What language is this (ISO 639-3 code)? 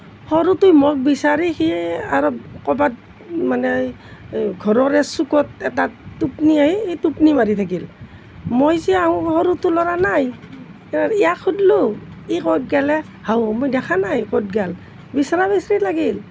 asm